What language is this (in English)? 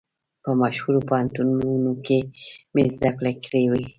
Pashto